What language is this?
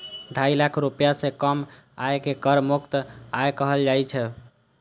Maithili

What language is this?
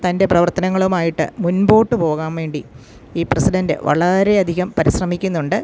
Malayalam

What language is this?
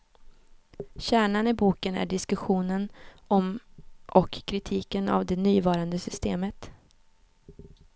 Swedish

